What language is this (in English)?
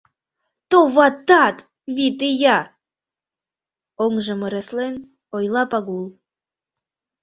Mari